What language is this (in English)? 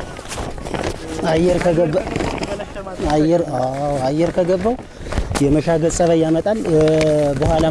English